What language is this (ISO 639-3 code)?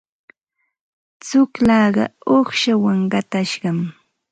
qxt